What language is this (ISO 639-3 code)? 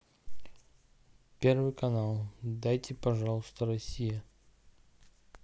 rus